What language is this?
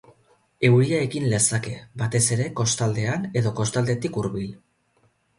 Basque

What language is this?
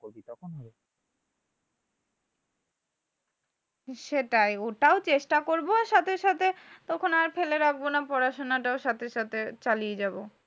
Bangla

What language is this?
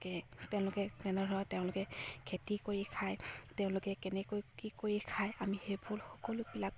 Assamese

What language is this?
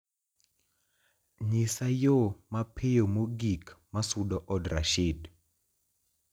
Luo (Kenya and Tanzania)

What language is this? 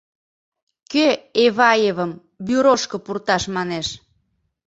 Mari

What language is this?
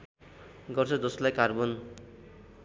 Nepali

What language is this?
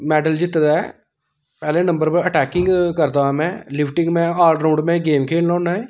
Dogri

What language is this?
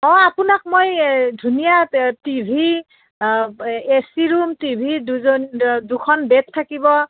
Assamese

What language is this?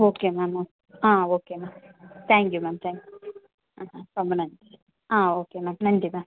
Tamil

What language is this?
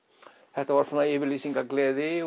Icelandic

